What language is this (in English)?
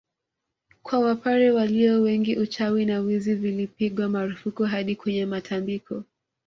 Swahili